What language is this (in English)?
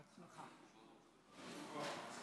Hebrew